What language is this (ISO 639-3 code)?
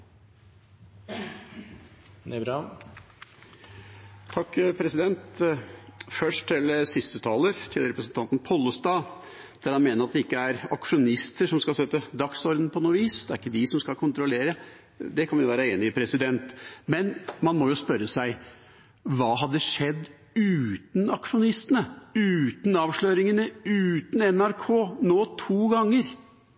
nor